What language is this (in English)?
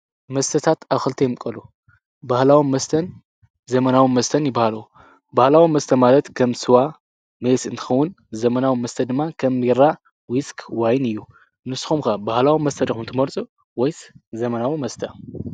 Tigrinya